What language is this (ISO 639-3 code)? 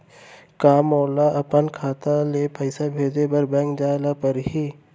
hne